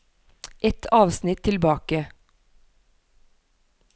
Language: Norwegian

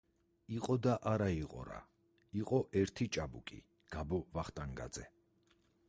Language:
Georgian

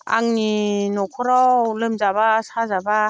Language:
Bodo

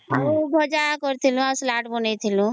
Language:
Odia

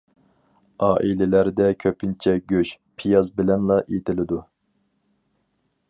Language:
Uyghur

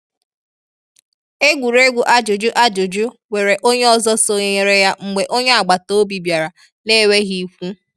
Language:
Igbo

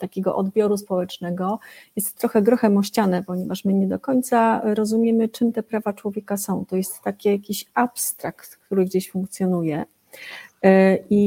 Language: Polish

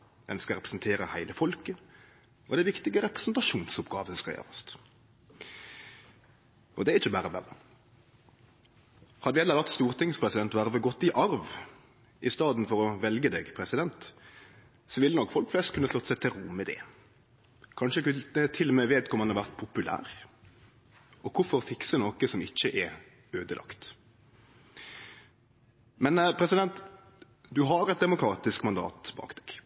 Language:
Norwegian Nynorsk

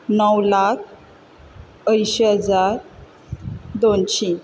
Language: Konkani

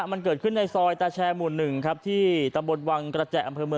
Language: Thai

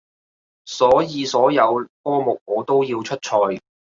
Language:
Cantonese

